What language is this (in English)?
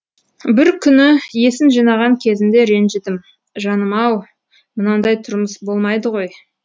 Kazakh